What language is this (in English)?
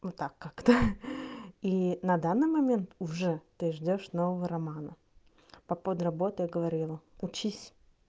Russian